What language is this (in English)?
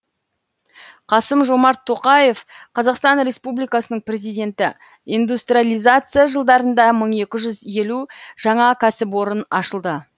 Kazakh